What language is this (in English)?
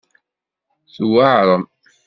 Kabyle